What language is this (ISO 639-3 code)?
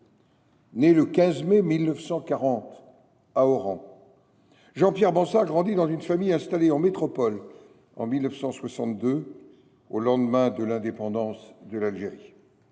fra